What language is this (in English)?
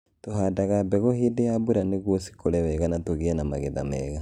Kikuyu